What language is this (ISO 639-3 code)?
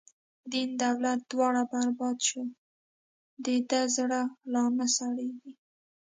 pus